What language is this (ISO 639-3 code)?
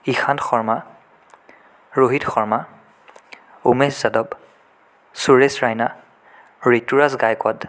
asm